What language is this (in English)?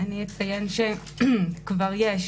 Hebrew